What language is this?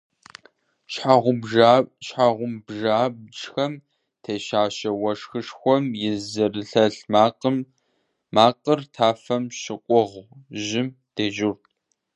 Kabardian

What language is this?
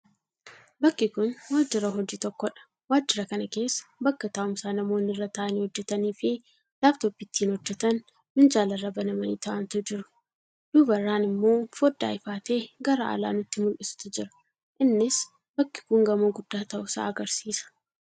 Oromo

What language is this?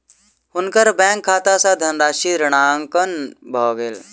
Maithili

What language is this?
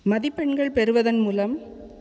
Tamil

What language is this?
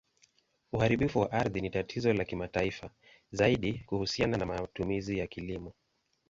Swahili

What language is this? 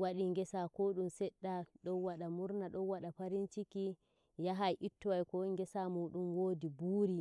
Nigerian Fulfulde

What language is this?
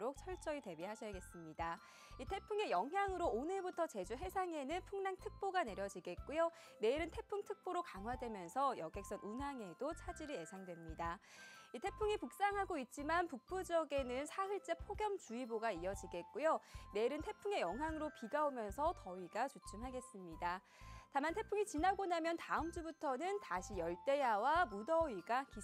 Korean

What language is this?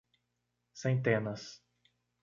Portuguese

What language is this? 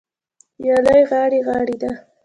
Pashto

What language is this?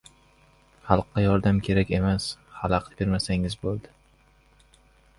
Uzbek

